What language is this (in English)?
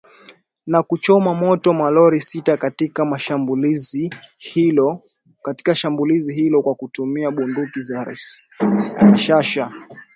Swahili